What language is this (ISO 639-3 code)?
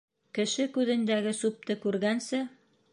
bak